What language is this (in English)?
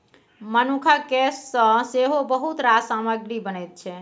Maithili